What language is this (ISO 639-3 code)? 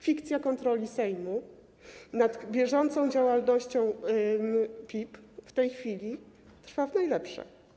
pol